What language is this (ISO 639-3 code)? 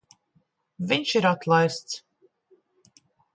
lav